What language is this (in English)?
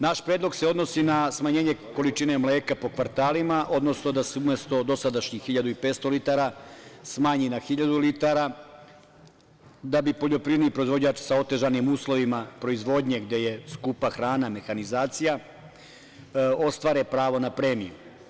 Serbian